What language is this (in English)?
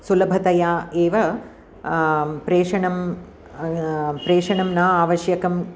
Sanskrit